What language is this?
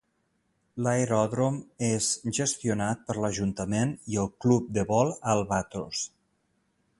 Catalan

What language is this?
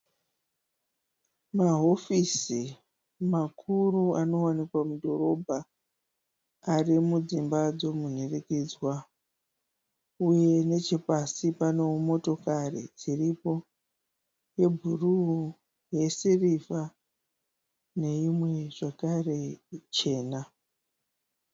Shona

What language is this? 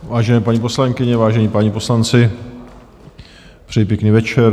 Czech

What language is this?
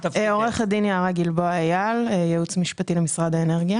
Hebrew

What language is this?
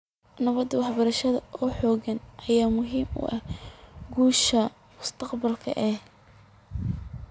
Somali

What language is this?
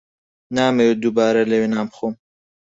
Central Kurdish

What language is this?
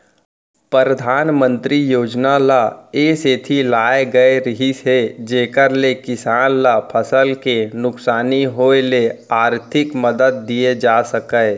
Chhattisgarhi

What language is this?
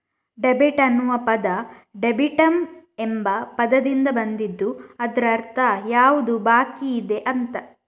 Kannada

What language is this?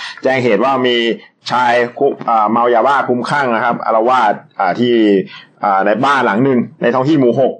Thai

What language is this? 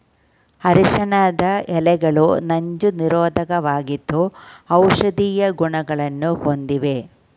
Kannada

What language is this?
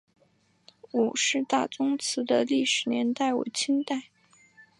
Chinese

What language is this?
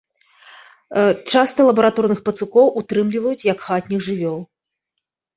Belarusian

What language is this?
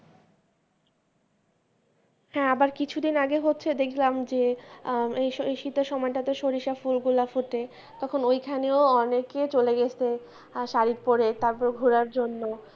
Bangla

